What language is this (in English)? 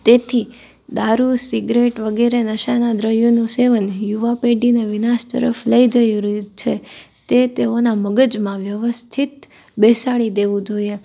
Gujarati